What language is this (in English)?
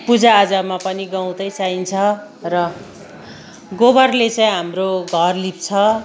Nepali